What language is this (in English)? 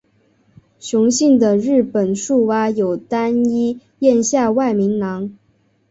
Chinese